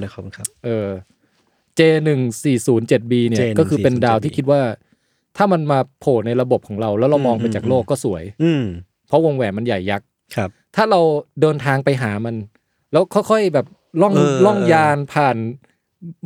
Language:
Thai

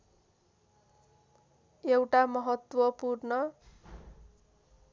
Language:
Nepali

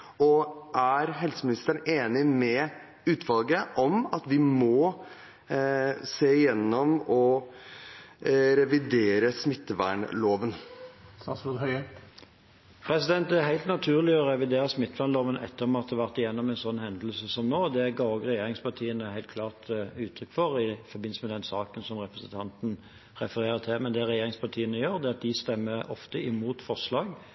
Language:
Norwegian Bokmål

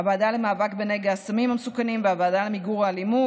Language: Hebrew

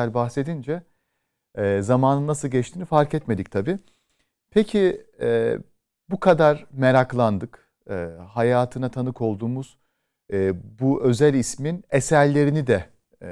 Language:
Turkish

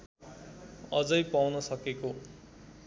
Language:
Nepali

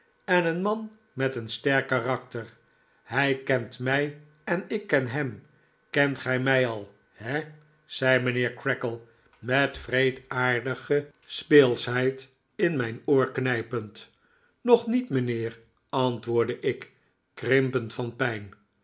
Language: Dutch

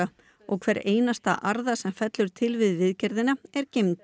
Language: Icelandic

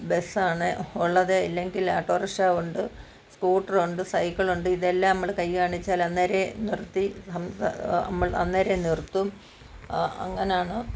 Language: Malayalam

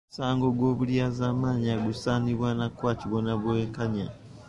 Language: Ganda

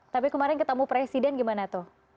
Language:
Indonesian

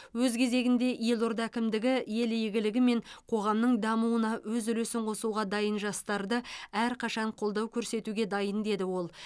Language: Kazakh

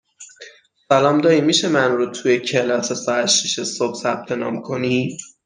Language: Persian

